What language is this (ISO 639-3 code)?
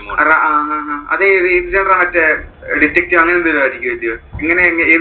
mal